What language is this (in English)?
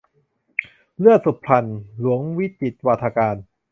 Thai